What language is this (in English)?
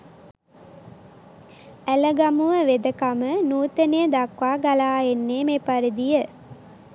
Sinhala